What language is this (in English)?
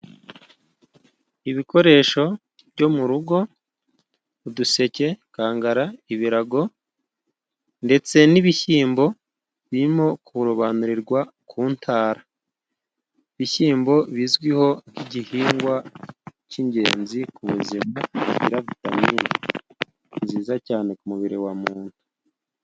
Kinyarwanda